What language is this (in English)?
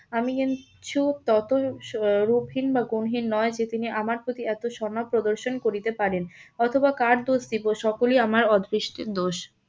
Bangla